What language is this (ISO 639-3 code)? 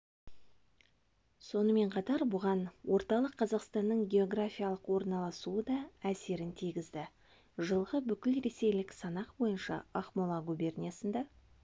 kaz